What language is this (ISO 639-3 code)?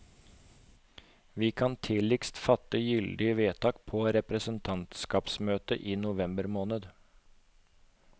nor